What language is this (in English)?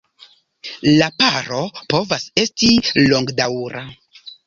Esperanto